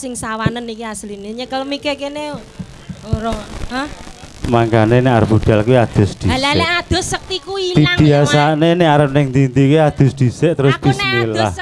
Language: Indonesian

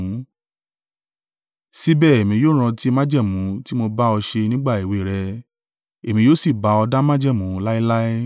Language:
Yoruba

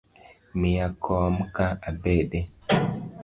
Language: Luo (Kenya and Tanzania)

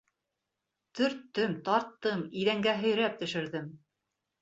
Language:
Bashkir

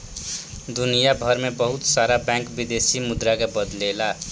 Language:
Bhojpuri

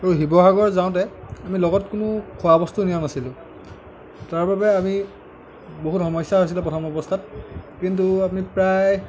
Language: Assamese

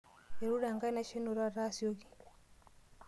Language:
Masai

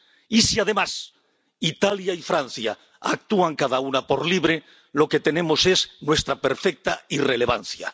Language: Spanish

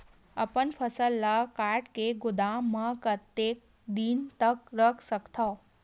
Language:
Chhattisgarhi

